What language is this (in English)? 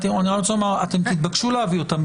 Hebrew